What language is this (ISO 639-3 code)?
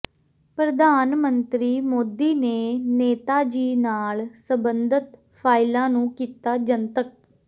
pan